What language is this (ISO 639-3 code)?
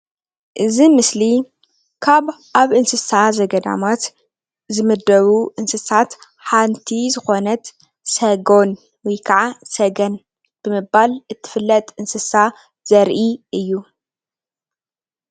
tir